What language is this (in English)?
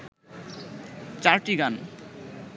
Bangla